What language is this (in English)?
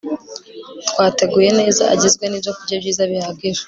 Kinyarwanda